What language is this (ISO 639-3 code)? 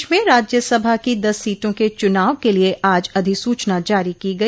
hin